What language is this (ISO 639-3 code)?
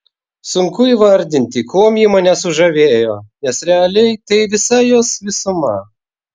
lit